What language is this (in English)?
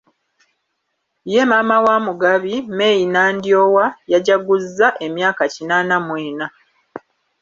Ganda